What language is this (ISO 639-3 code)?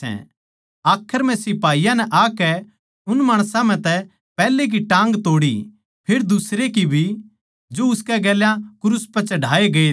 bgc